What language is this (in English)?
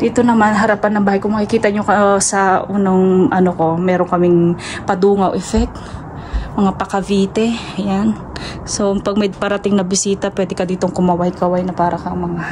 Filipino